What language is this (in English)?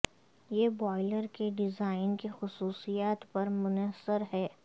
Urdu